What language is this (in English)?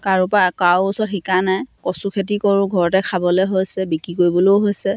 Assamese